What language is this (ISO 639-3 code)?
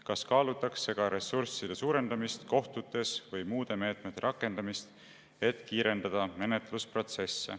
est